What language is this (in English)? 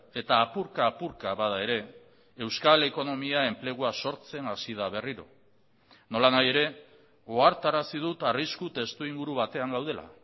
Basque